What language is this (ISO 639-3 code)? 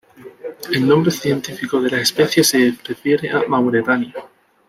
spa